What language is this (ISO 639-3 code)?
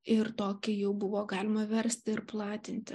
lit